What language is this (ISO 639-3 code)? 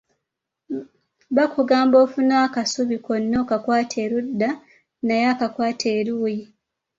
lug